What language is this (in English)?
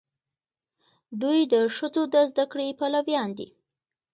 Pashto